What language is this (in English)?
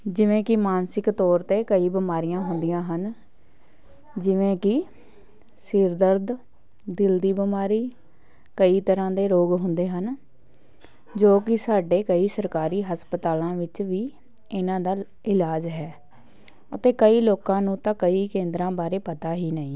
Punjabi